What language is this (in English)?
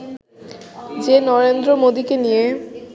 Bangla